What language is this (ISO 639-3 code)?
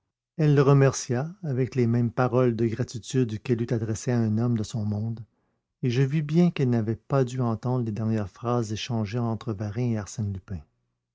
fra